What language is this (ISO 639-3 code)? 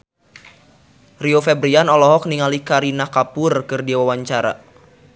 sun